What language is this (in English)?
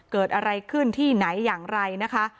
Thai